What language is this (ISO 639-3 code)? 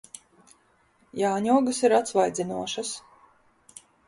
lav